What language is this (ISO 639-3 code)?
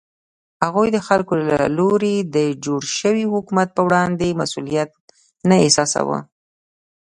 pus